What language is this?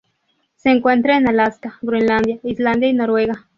Spanish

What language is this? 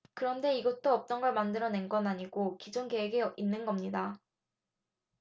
Korean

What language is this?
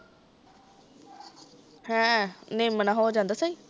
Punjabi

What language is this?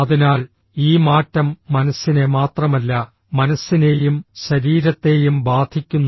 Malayalam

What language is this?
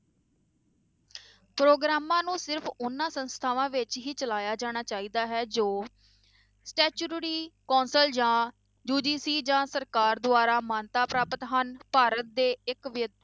Punjabi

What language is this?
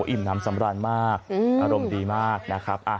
Thai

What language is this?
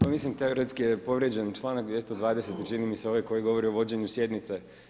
Croatian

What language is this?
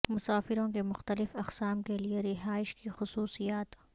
Urdu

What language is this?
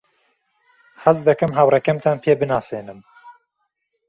Central Kurdish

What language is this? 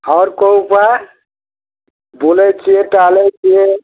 Maithili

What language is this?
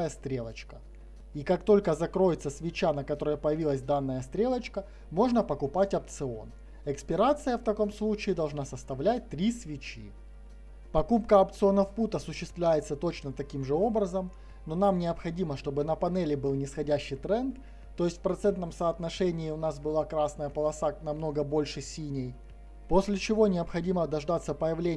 Russian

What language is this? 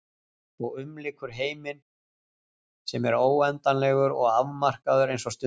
Icelandic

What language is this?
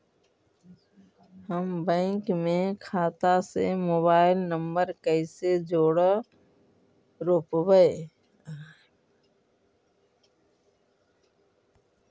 Magahi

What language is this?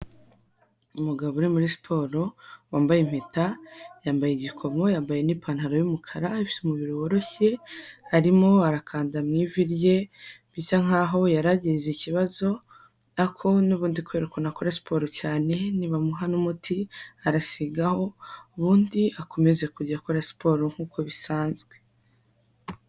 Kinyarwanda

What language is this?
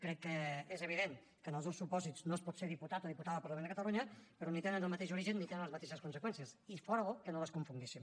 Catalan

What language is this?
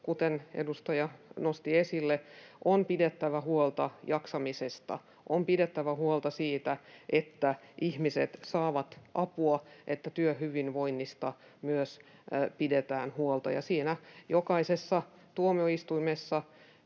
Finnish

